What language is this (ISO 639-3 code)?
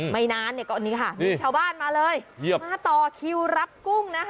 tha